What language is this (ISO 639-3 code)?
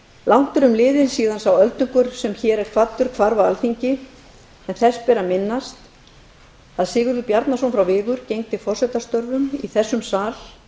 isl